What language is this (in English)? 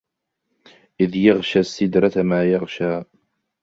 Arabic